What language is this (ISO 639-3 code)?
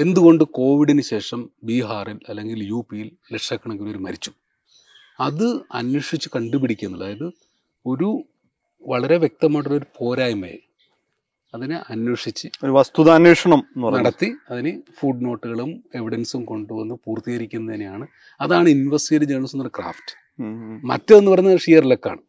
mal